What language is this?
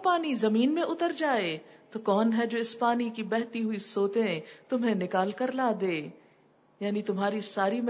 Urdu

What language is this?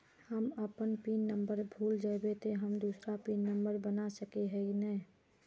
Magahi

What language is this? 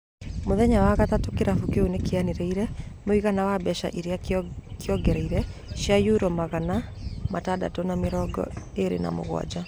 Kikuyu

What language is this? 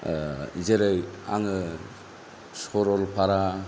Bodo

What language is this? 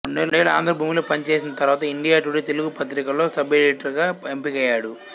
Telugu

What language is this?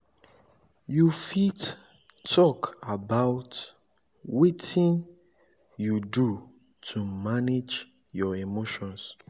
Nigerian Pidgin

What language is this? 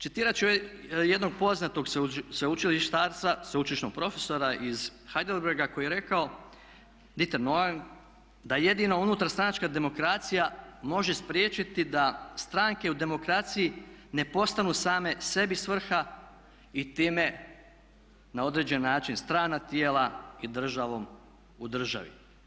Croatian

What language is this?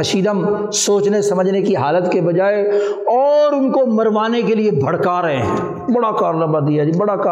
Urdu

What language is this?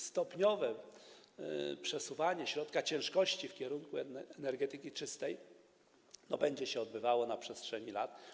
Polish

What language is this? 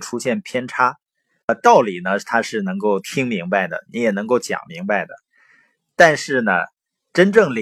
Chinese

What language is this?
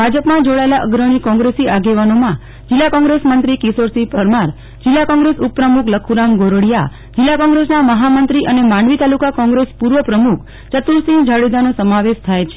Gujarati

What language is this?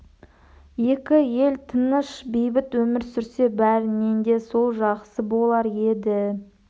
Kazakh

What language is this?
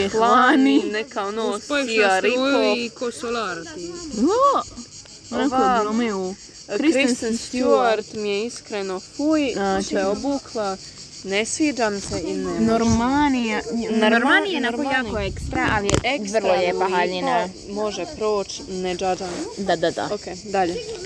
Croatian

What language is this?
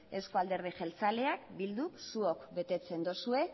Basque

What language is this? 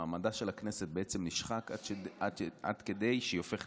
Hebrew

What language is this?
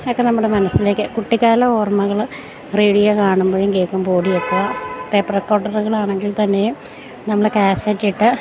Malayalam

